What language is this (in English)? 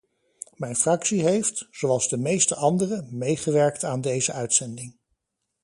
Dutch